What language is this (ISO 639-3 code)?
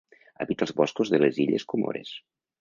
cat